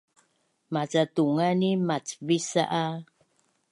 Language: Bunun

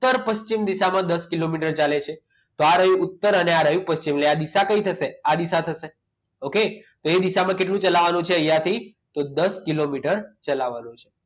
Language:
Gujarati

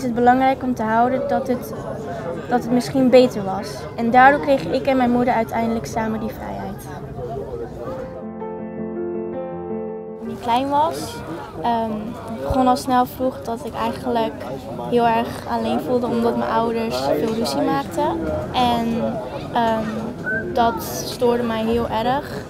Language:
Dutch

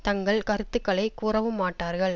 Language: Tamil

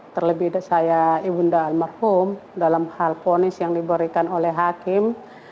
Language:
Indonesian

